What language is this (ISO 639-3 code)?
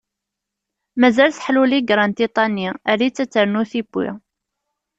kab